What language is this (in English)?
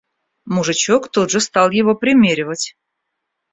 Russian